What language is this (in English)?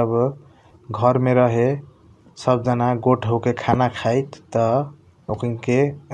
Kochila Tharu